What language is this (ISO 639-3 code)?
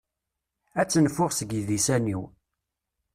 kab